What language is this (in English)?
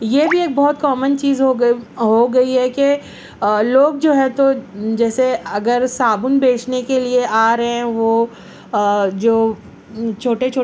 Urdu